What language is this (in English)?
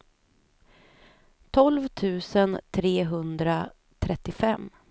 Swedish